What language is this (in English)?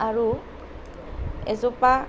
Assamese